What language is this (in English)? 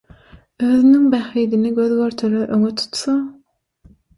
Turkmen